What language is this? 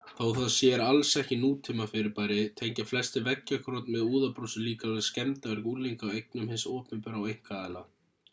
Icelandic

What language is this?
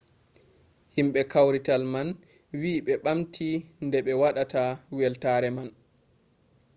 Fula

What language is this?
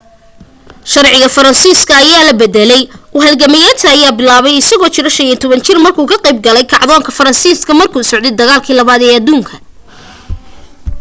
Somali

